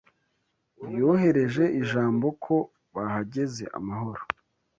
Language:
Kinyarwanda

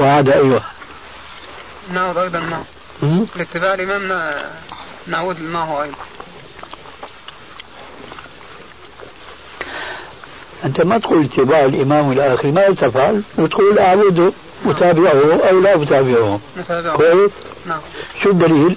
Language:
Arabic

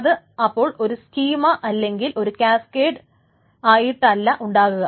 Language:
Malayalam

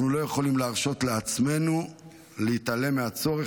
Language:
Hebrew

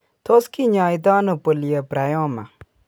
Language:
Kalenjin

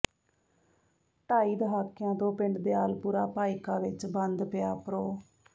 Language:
Punjabi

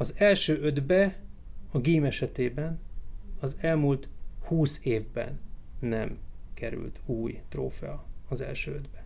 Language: Hungarian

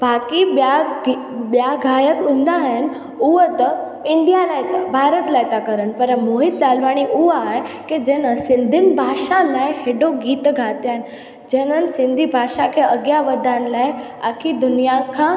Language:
Sindhi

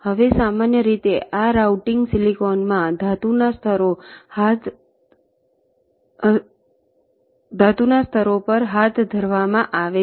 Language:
Gujarati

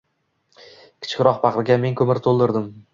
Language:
Uzbek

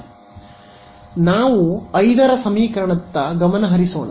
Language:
Kannada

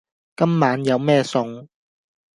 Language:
Cantonese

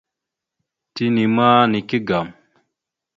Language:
Mada (Cameroon)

